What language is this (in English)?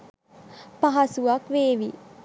Sinhala